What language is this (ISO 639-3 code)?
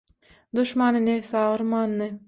tuk